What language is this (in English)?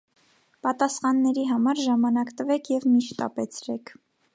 Armenian